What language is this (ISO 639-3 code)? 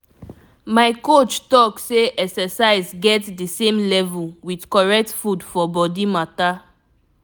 pcm